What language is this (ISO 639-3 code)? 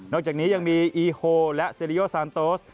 tha